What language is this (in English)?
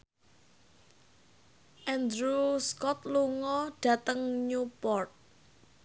Javanese